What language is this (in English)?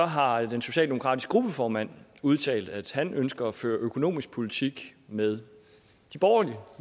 Danish